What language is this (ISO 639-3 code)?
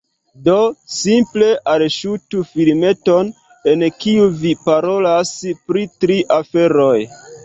epo